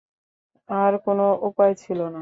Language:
Bangla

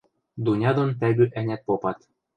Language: Western Mari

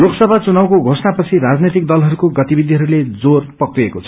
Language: Nepali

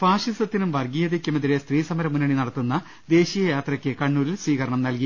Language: Malayalam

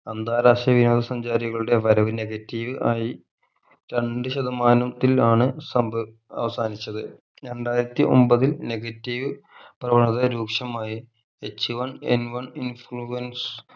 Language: Malayalam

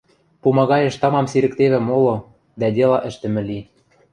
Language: Western Mari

